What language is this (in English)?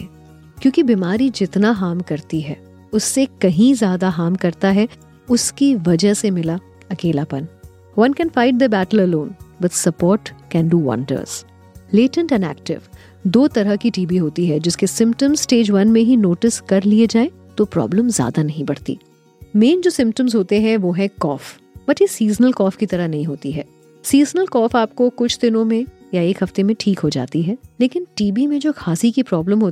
Hindi